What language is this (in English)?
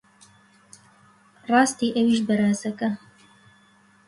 Central Kurdish